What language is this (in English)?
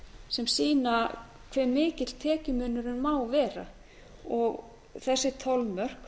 Icelandic